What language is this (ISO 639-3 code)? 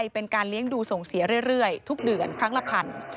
tha